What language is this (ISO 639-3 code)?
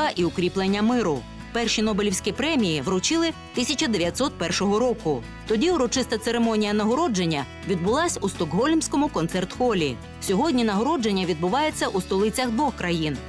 ukr